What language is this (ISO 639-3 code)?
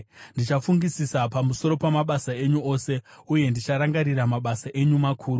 sna